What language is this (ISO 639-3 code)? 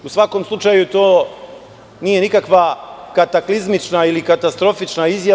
srp